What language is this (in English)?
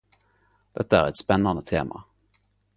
Norwegian Nynorsk